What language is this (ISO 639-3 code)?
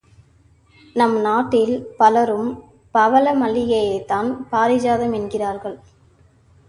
tam